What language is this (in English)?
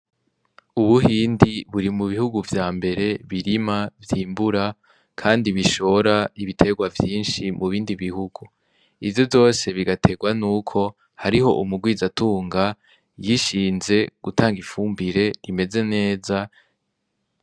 Rundi